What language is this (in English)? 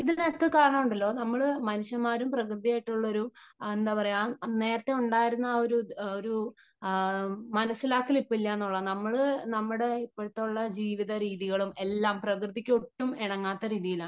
Malayalam